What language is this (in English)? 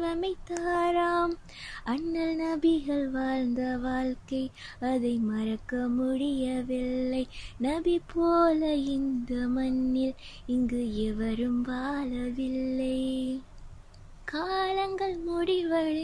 Thai